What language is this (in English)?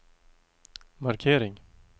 Swedish